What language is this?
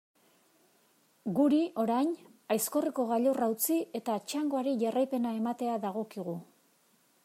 Basque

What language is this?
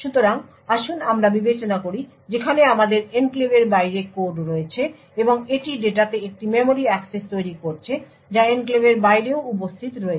Bangla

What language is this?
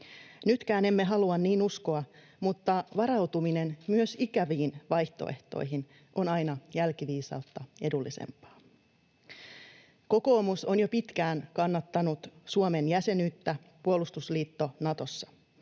Finnish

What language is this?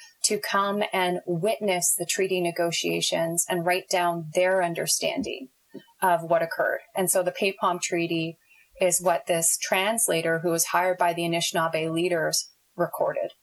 English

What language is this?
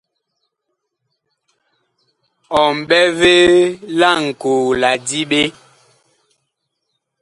Bakoko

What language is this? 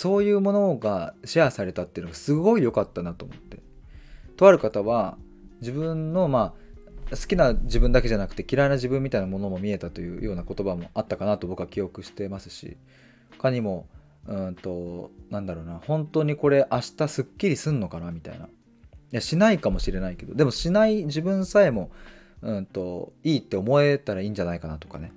Japanese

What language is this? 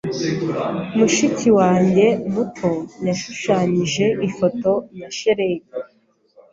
Kinyarwanda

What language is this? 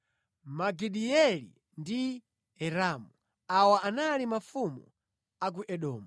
Nyanja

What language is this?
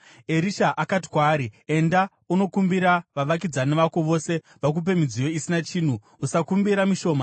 Shona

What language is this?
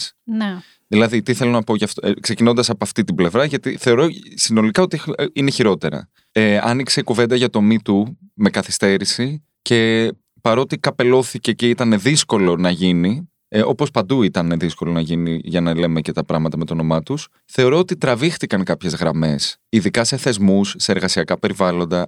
Greek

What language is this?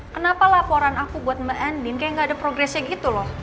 Indonesian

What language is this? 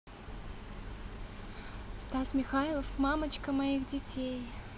Russian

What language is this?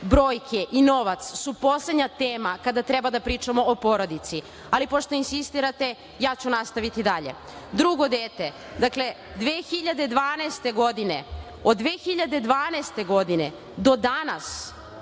Serbian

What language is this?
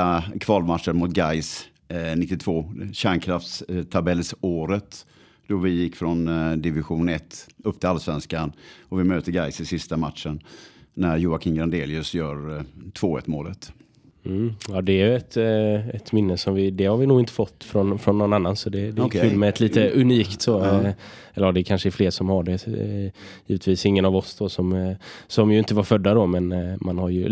Swedish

